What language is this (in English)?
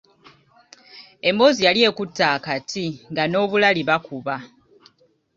Ganda